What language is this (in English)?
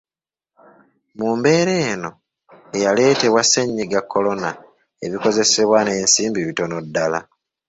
Ganda